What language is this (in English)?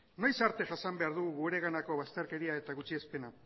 Basque